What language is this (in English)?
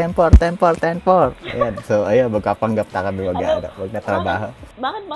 Filipino